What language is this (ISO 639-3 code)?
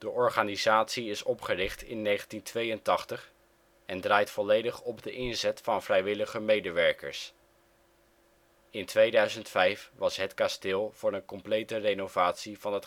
nld